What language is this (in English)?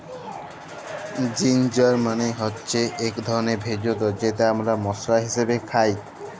Bangla